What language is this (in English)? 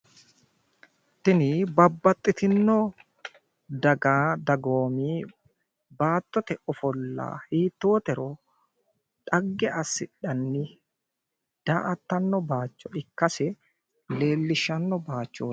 Sidamo